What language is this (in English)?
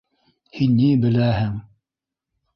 Bashkir